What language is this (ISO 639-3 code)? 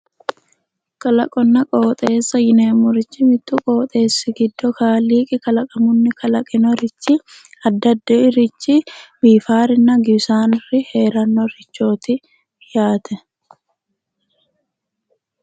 sid